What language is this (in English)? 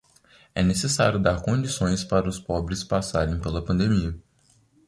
Portuguese